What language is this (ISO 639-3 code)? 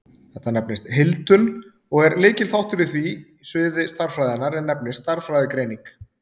isl